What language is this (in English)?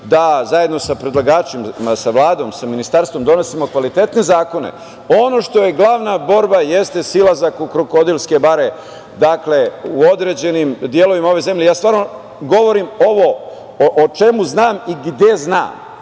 Serbian